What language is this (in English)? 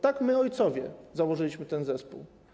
Polish